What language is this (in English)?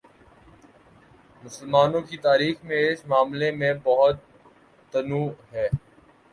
Urdu